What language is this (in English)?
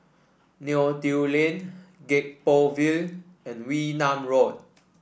English